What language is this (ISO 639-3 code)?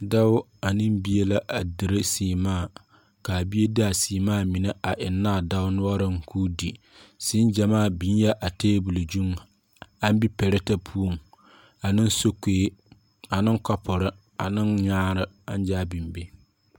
dga